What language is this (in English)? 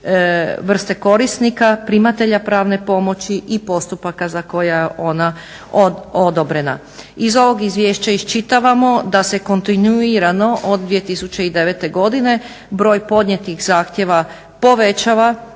Croatian